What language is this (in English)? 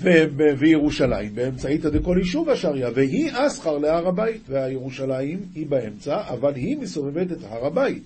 Hebrew